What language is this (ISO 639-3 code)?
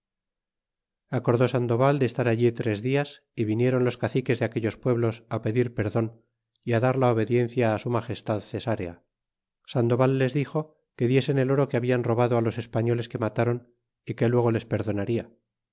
spa